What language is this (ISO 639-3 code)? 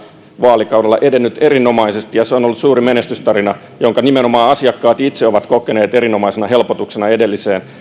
fin